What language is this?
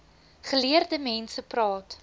Afrikaans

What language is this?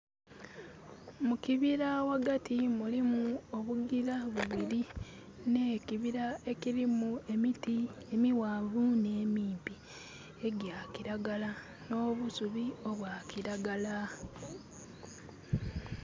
Soga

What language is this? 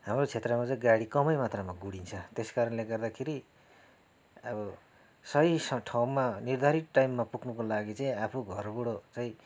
Nepali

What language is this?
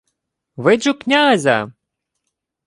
Ukrainian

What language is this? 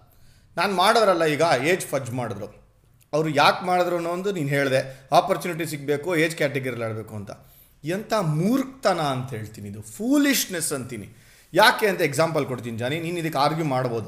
Kannada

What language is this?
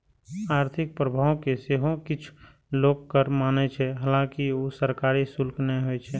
Maithili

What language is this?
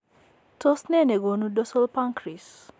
Kalenjin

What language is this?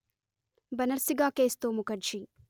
Telugu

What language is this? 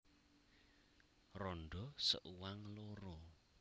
Javanese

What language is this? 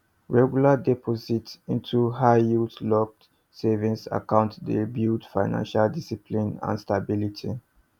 Nigerian Pidgin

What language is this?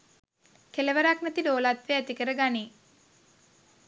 Sinhala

